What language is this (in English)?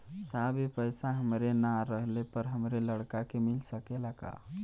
Bhojpuri